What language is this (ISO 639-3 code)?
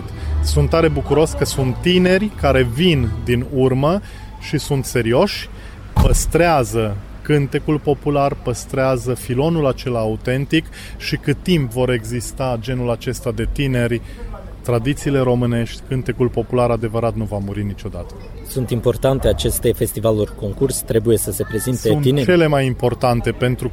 ron